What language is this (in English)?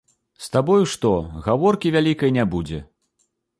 Belarusian